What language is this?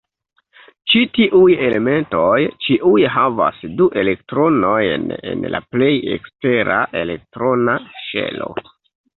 Esperanto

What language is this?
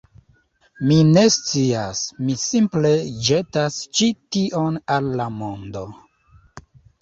Esperanto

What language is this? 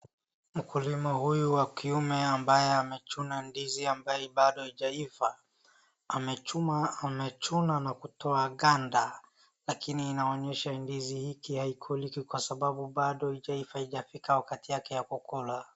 Swahili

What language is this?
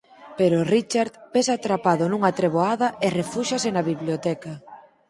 Galician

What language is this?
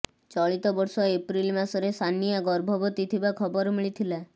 Odia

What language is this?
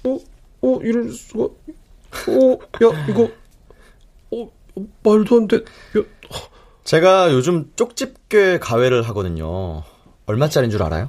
Korean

